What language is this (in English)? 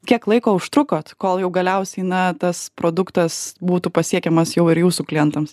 Lithuanian